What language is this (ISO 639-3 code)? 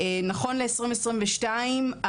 heb